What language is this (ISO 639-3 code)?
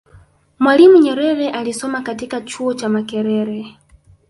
swa